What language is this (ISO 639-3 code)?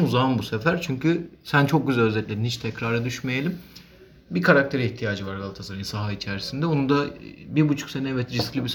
tur